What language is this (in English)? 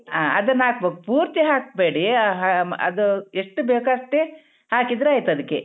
Kannada